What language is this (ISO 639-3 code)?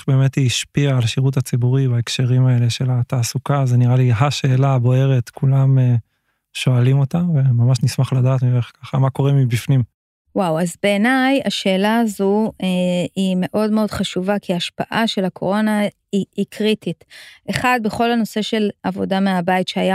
heb